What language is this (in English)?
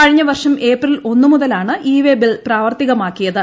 Malayalam